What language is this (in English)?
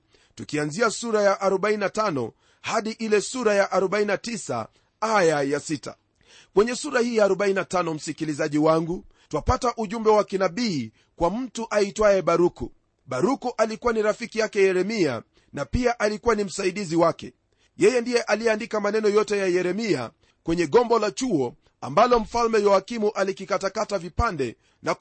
Swahili